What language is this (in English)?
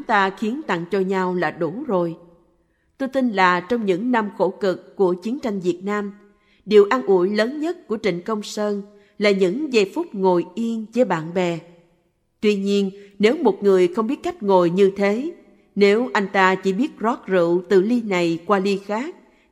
Vietnamese